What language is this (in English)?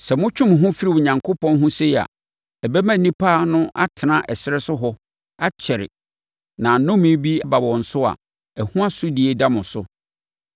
Akan